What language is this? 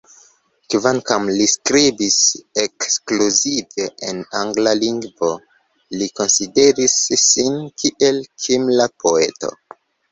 Esperanto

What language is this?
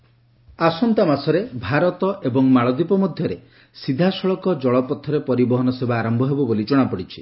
Odia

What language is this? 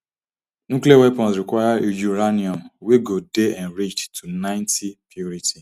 Nigerian Pidgin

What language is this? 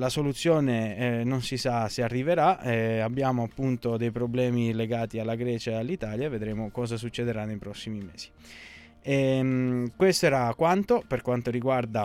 Italian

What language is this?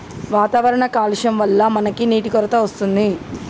Telugu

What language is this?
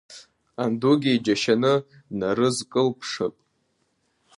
Abkhazian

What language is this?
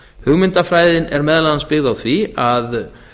Icelandic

